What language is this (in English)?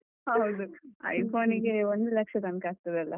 Kannada